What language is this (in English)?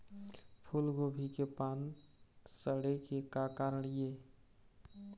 Chhattisgarhi